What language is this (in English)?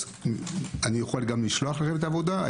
Hebrew